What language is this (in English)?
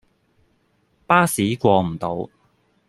Cantonese